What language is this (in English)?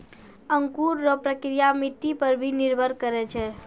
Maithili